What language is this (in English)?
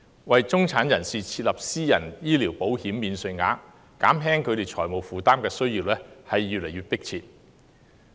Cantonese